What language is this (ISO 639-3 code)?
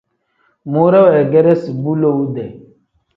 kdh